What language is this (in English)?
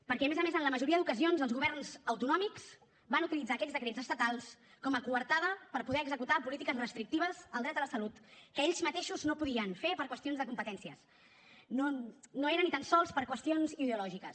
Catalan